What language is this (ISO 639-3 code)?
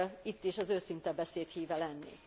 hun